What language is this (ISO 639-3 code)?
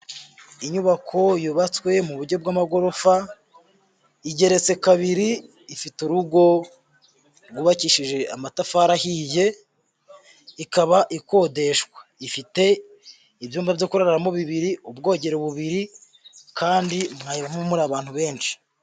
kin